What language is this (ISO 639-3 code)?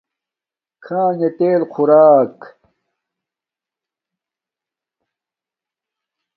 dmk